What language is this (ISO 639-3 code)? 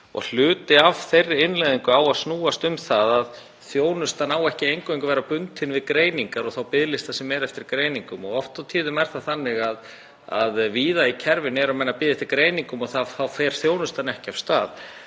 isl